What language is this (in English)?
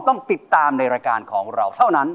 Thai